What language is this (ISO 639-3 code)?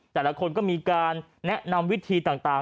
tha